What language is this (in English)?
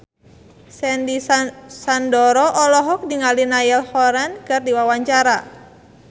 Sundanese